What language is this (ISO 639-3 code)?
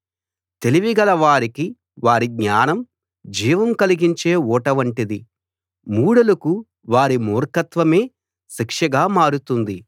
tel